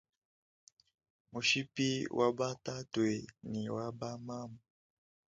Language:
Luba-Lulua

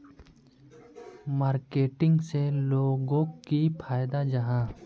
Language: Magahi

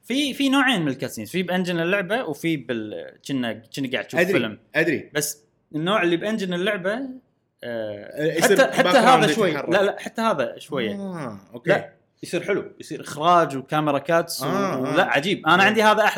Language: Arabic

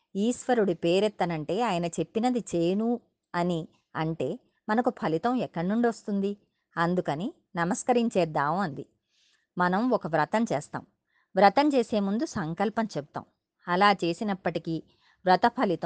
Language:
Telugu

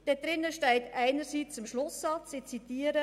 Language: Swiss German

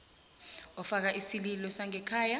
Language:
South Ndebele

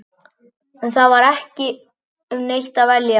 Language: Icelandic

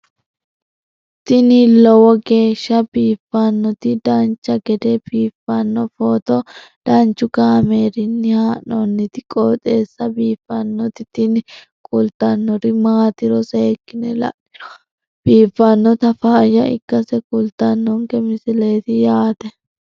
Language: Sidamo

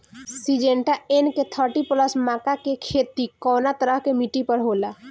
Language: Bhojpuri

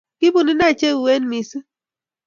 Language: Kalenjin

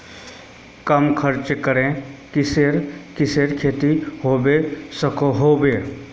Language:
Magahi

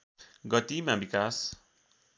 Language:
Nepali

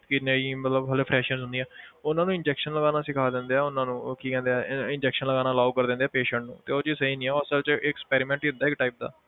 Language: Punjabi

